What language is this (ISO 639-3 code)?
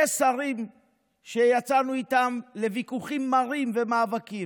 heb